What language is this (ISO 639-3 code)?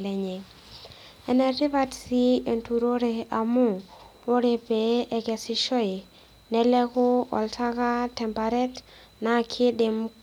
mas